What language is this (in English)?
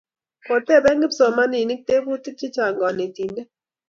Kalenjin